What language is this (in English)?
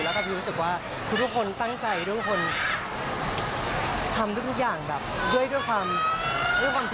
Thai